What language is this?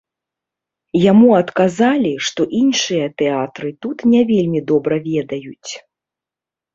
Belarusian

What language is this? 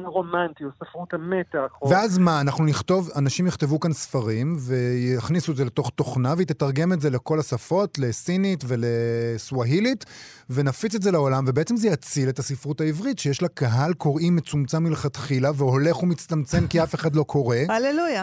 Hebrew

